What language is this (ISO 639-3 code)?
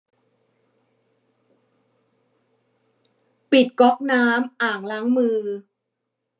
tha